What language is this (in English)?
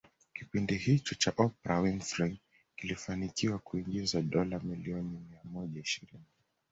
Swahili